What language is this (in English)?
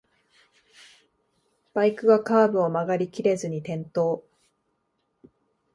Japanese